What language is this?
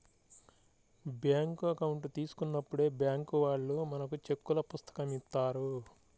Telugu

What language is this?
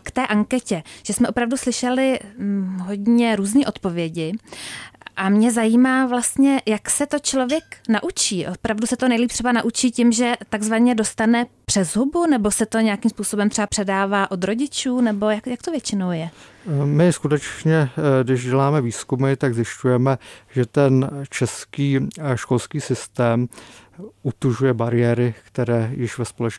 Czech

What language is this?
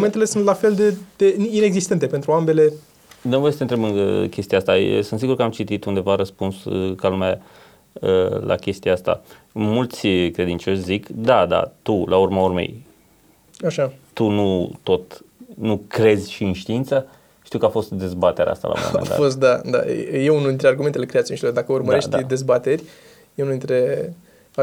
Romanian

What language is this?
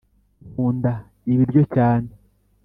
Kinyarwanda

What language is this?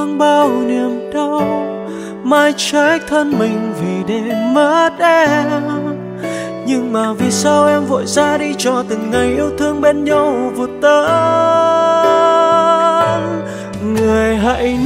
Vietnamese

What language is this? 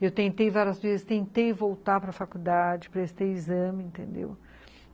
Portuguese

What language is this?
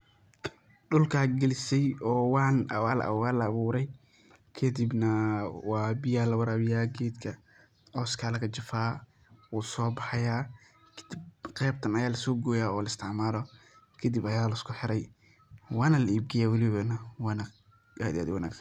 Somali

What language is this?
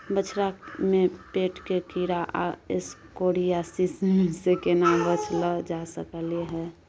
Maithili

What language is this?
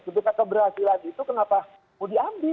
Indonesian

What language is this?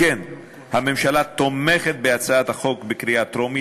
Hebrew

